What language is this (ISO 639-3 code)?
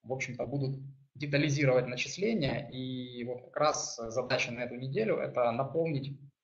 rus